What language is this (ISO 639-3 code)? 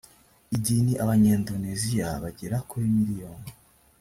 kin